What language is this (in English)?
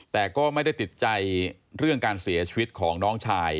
Thai